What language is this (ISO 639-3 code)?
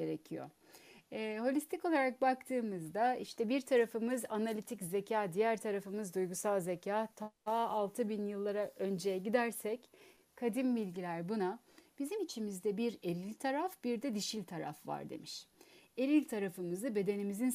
tur